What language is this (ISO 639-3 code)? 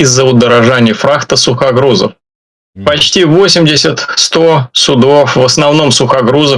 rus